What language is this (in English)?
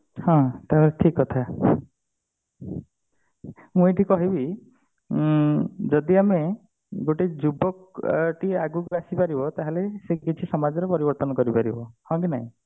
Odia